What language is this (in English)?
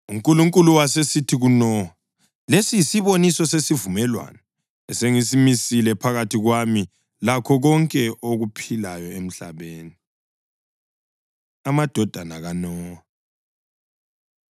North Ndebele